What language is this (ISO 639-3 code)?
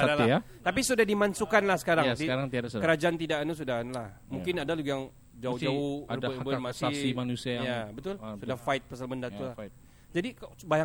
msa